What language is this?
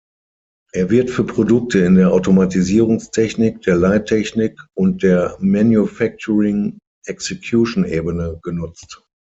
German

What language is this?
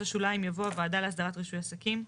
Hebrew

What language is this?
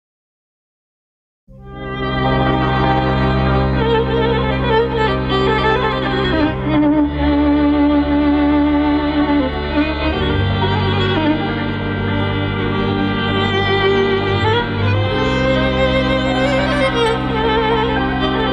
Romanian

